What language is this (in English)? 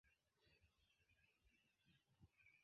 Esperanto